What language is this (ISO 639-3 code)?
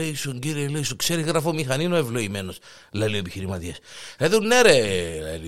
ell